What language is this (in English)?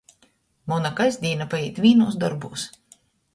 Latgalian